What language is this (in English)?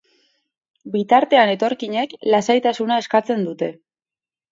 Basque